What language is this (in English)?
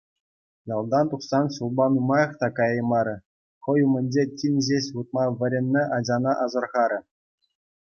Chuvash